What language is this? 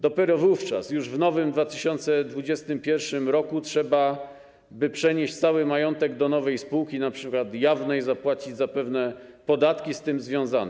Polish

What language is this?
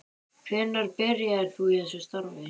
Icelandic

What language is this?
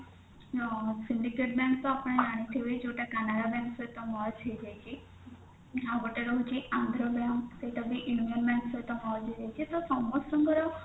Odia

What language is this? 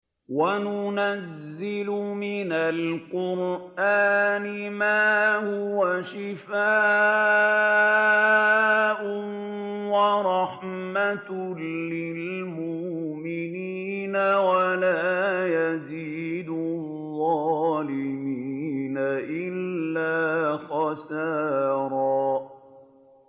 Arabic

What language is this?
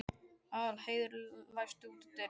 Icelandic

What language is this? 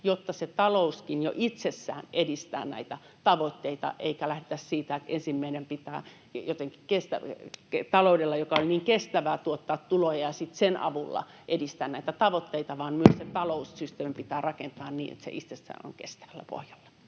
Finnish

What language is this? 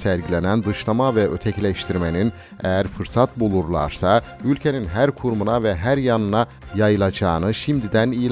Turkish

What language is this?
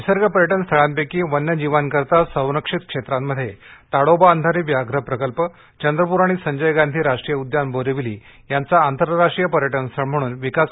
Marathi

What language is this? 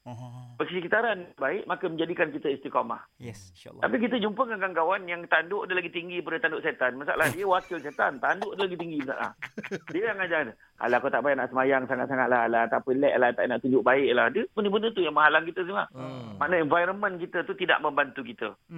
Malay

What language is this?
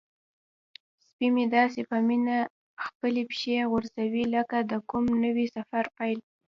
Pashto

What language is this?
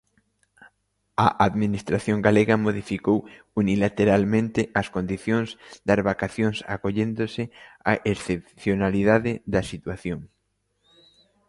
Galician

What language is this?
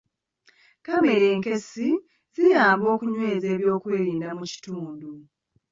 Ganda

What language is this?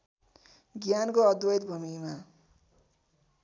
Nepali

